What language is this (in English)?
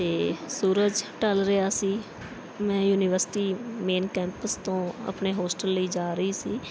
Punjabi